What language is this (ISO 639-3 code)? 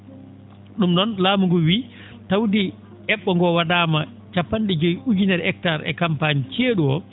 ful